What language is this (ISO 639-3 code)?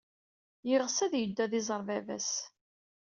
kab